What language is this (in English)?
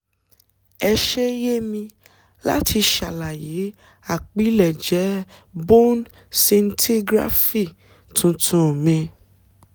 Yoruba